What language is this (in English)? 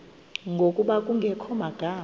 Xhosa